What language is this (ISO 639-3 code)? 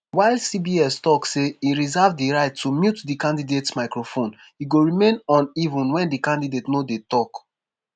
pcm